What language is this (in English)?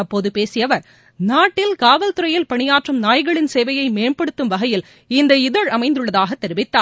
Tamil